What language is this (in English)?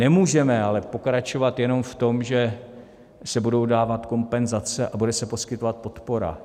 Czech